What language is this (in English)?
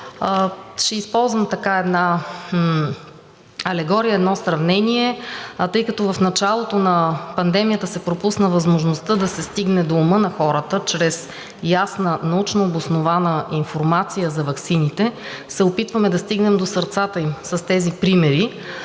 Bulgarian